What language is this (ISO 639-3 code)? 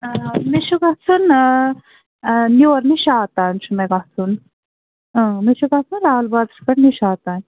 kas